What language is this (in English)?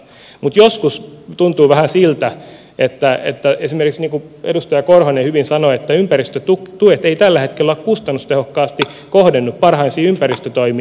Finnish